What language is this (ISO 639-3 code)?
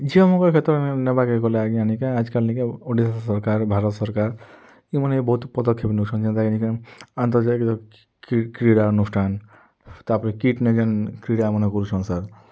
ori